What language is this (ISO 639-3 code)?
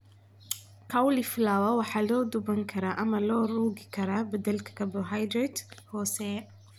som